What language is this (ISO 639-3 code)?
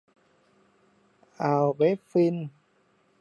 tha